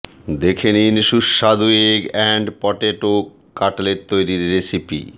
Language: Bangla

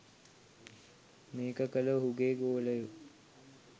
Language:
Sinhala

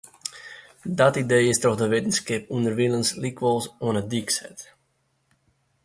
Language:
Western Frisian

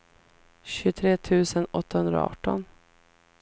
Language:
Swedish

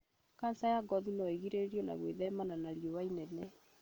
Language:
Kikuyu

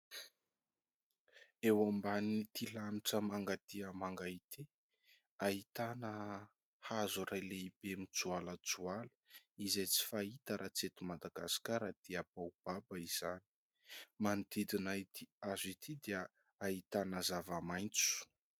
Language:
Malagasy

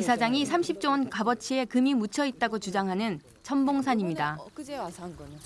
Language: Korean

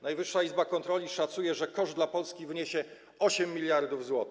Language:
Polish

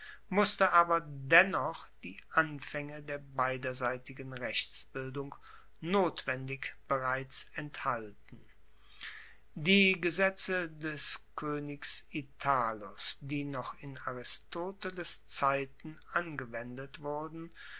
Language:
German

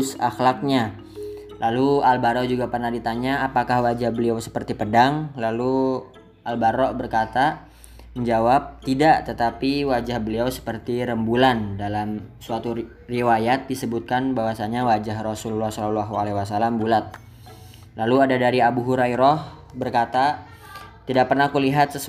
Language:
Indonesian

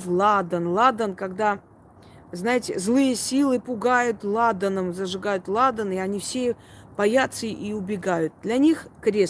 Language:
Russian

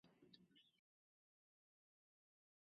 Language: Chinese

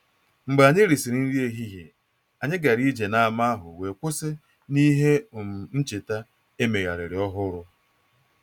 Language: Igbo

